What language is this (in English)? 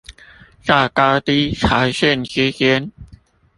Chinese